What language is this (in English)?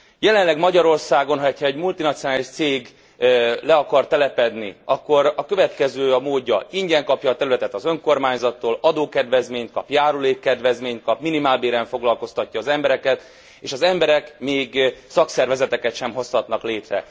Hungarian